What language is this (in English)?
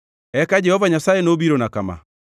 Luo (Kenya and Tanzania)